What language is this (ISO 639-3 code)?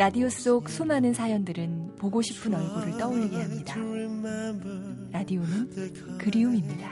kor